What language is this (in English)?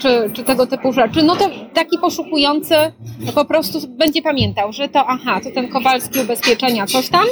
Polish